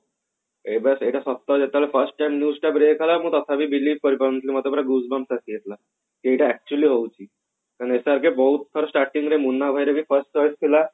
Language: Odia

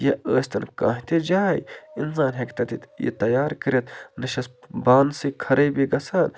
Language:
Kashmiri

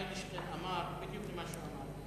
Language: Hebrew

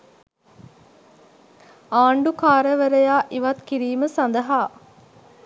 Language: Sinhala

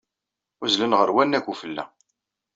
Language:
Kabyle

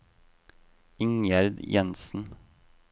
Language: Norwegian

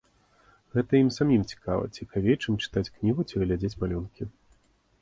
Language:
Belarusian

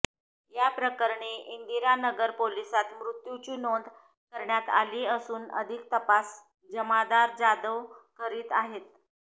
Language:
Marathi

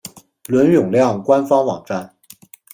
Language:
Chinese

